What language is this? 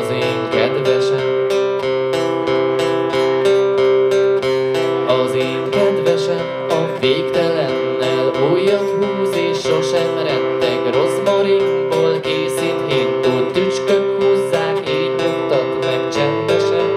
Hungarian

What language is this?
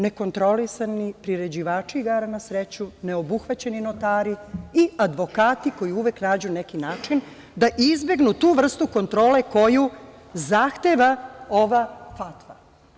Serbian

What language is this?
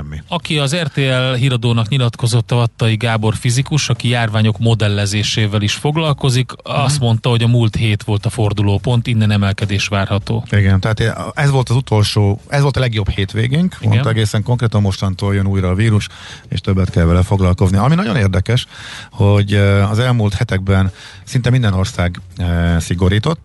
Hungarian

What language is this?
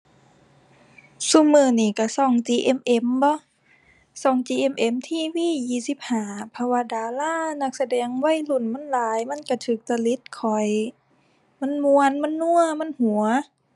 Thai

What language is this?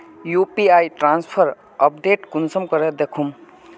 Magahi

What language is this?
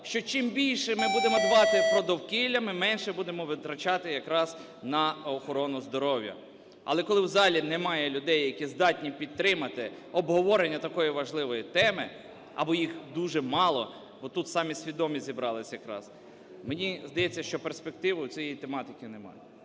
Ukrainian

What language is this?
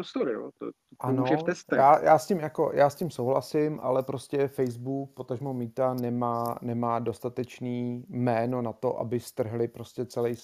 Czech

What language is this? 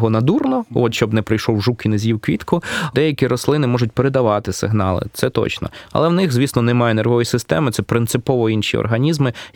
Ukrainian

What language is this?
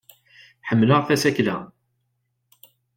Kabyle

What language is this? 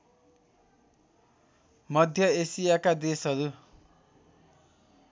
Nepali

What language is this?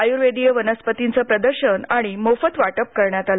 Marathi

